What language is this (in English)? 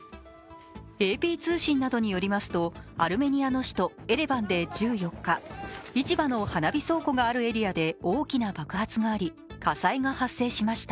Japanese